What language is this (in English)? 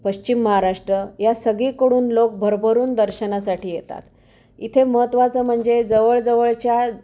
Marathi